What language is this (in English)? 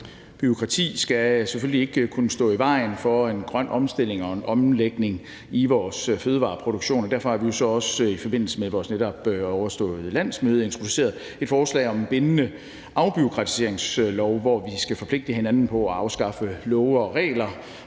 Danish